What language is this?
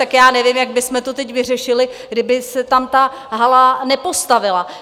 Czech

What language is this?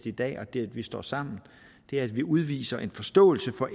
Danish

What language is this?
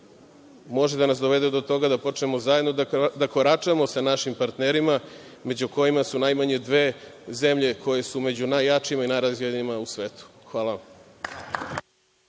Serbian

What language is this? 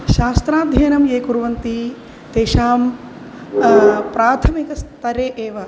Sanskrit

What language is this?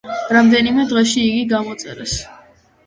Georgian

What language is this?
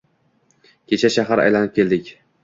Uzbek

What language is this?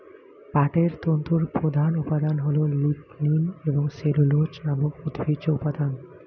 Bangla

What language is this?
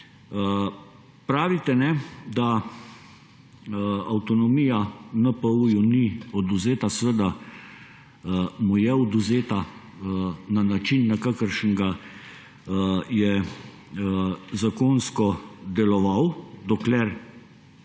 Slovenian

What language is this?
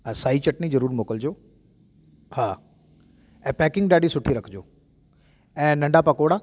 Sindhi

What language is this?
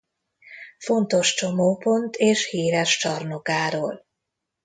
Hungarian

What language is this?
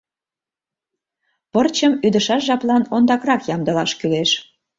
Mari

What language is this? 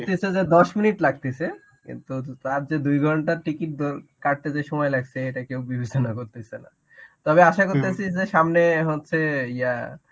Bangla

